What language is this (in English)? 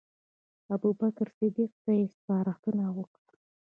Pashto